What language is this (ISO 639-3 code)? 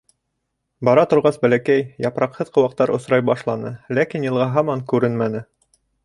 bak